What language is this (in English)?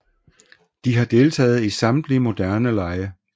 Danish